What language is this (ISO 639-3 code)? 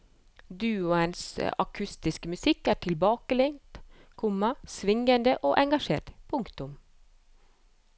nor